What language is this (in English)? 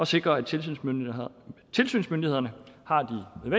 Danish